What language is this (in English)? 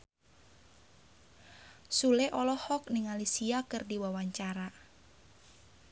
Sundanese